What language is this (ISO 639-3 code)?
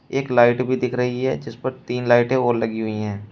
hin